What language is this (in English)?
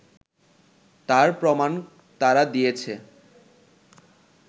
Bangla